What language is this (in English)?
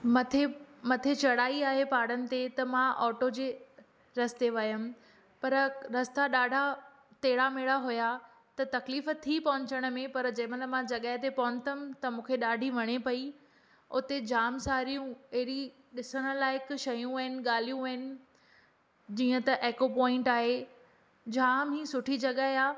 Sindhi